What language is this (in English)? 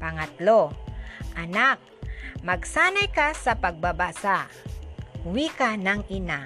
Filipino